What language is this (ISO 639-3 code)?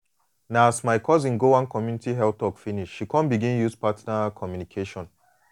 pcm